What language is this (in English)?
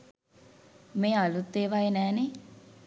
Sinhala